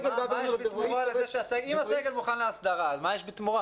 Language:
Hebrew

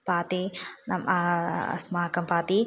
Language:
Sanskrit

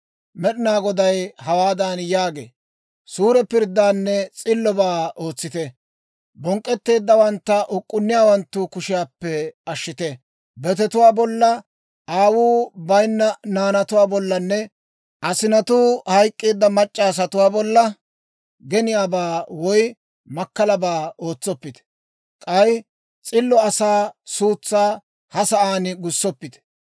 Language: Dawro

